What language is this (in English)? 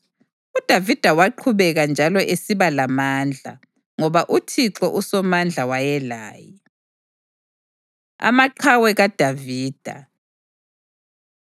North Ndebele